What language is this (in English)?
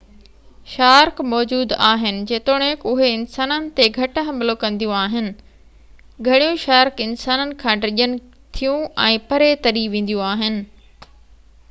Sindhi